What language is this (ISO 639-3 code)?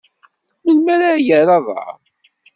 kab